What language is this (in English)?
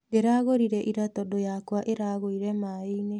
Kikuyu